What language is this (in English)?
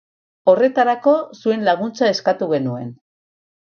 Basque